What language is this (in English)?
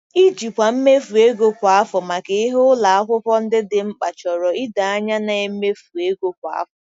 Igbo